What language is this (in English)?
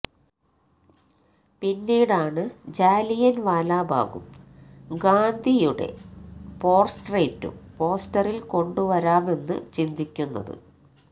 Malayalam